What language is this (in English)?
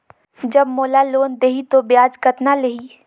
Chhattisgarhi